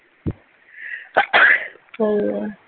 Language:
Punjabi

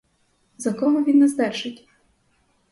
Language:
Ukrainian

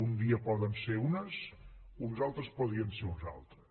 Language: Catalan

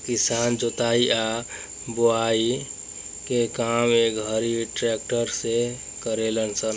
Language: Bhojpuri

